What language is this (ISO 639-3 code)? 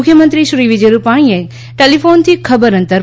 guj